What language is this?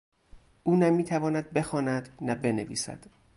Persian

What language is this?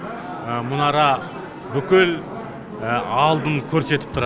Kazakh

